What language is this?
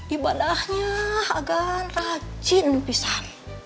Indonesian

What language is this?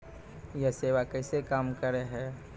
Maithili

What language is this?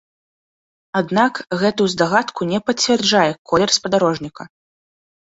Belarusian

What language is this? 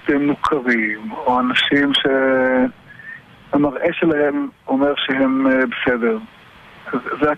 Hebrew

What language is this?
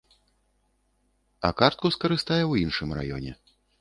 Belarusian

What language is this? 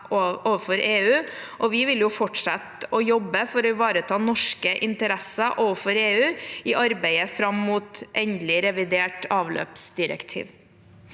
Norwegian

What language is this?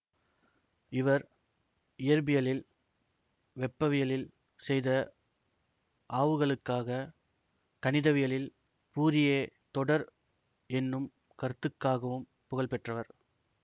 Tamil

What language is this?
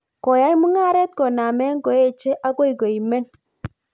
Kalenjin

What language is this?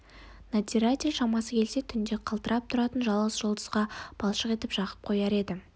Kazakh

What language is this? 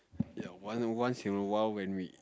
English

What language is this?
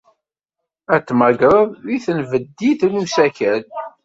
Kabyle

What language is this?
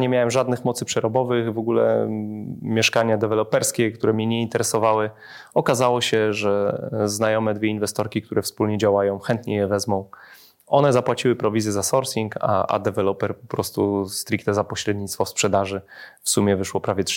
Polish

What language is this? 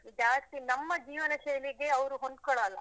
Kannada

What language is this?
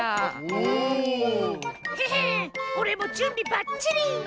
Japanese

